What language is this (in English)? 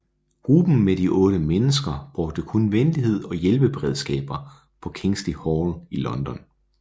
Danish